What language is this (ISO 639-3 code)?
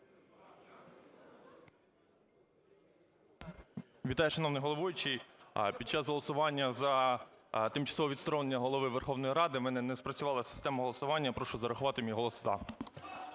ukr